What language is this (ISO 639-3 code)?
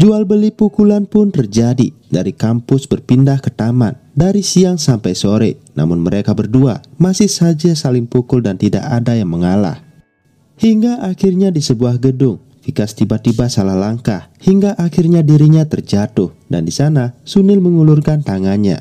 ind